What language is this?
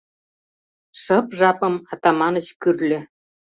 Mari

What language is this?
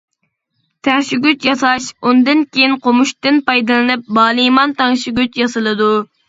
Uyghur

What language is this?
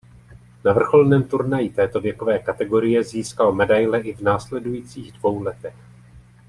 Czech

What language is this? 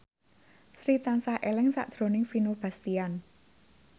Javanese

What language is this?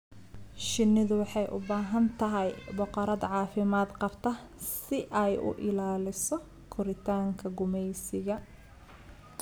Somali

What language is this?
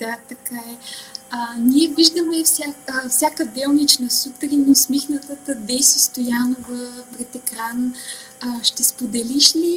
Bulgarian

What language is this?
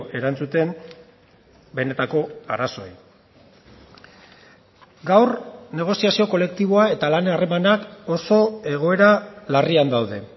Basque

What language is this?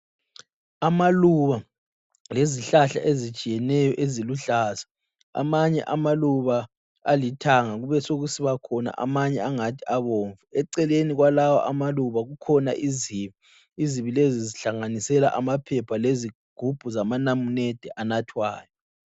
North Ndebele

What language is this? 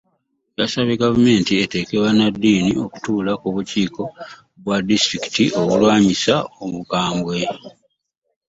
Ganda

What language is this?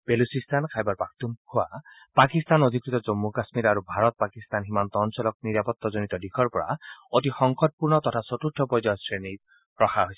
Assamese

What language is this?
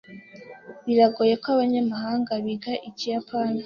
Kinyarwanda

